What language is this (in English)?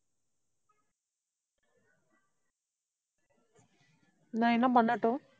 Tamil